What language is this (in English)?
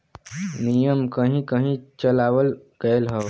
Bhojpuri